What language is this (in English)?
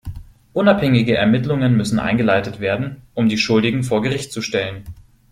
German